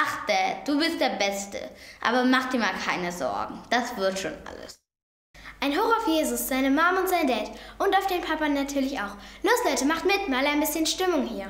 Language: German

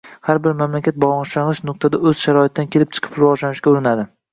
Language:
Uzbek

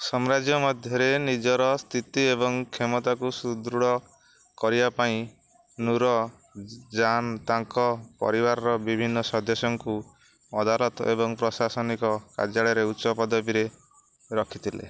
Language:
Odia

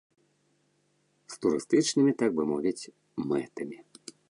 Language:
Belarusian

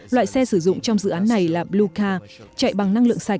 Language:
Vietnamese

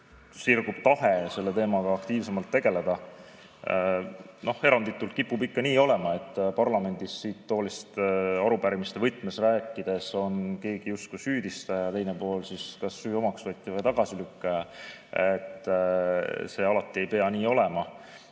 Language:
Estonian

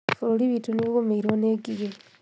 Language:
Kikuyu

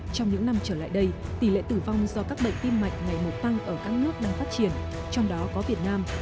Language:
Vietnamese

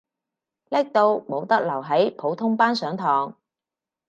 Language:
Cantonese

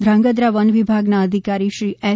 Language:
Gujarati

